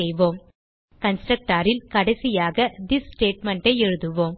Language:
Tamil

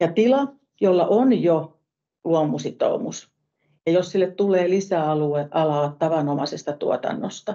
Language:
Finnish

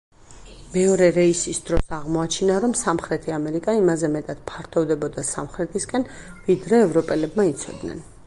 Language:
Georgian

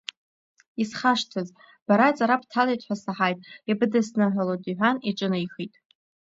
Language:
Abkhazian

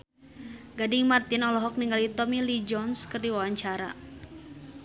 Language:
Sundanese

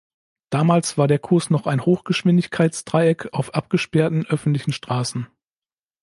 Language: German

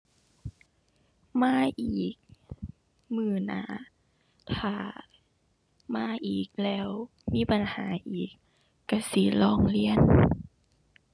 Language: Thai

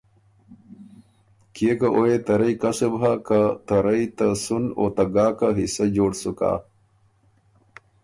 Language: Ormuri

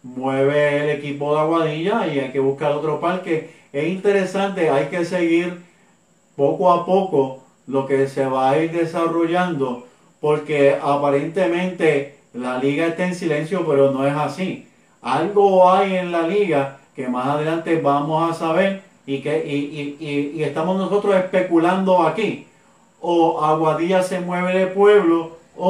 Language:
Spanish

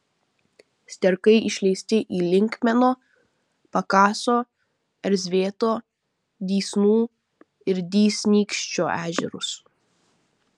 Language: Lithuanian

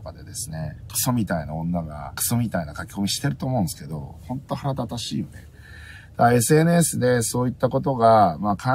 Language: Japanese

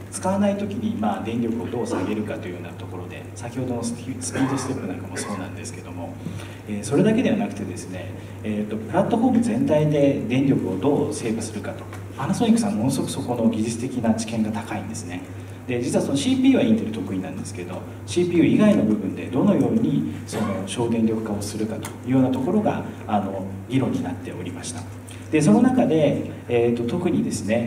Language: Japanese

